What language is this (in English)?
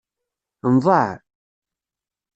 Kabyle